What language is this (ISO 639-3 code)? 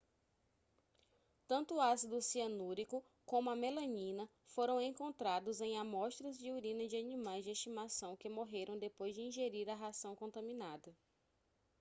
por